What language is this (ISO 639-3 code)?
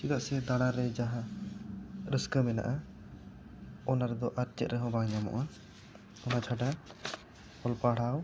sat